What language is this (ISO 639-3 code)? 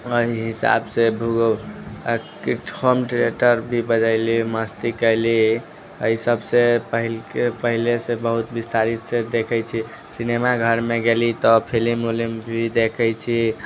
mai